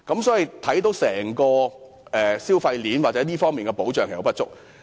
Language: Cantonese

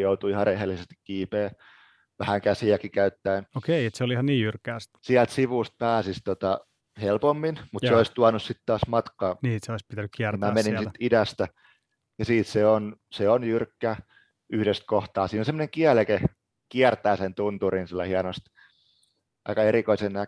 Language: Finnish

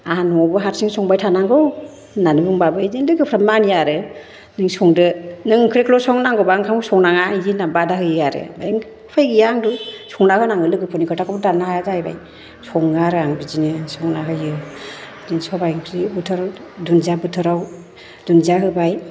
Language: Bodo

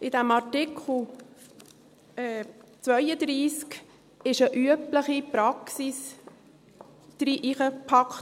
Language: Swiss German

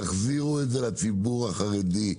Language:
Hebrew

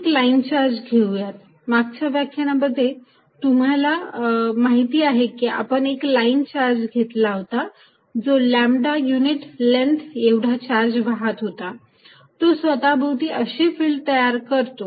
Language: Marathi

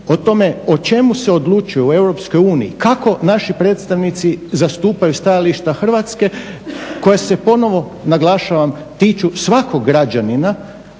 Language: Croatian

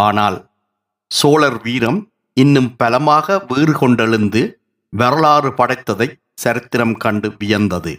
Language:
Tamil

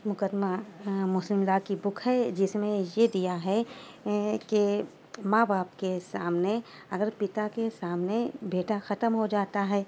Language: Urdu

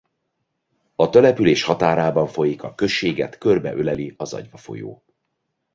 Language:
Hungarian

